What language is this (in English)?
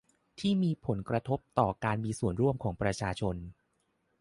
Thai